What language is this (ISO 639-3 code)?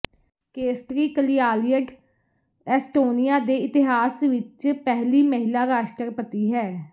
pan